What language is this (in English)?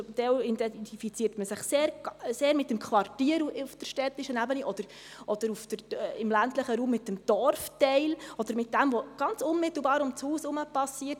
Swiss German